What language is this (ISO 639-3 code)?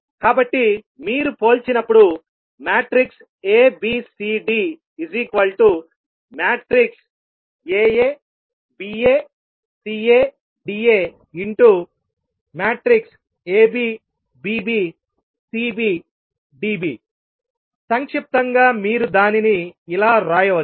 tel